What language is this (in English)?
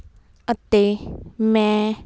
Punjabi